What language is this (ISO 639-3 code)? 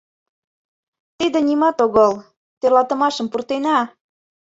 chm